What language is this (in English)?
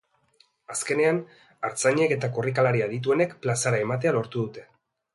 Basque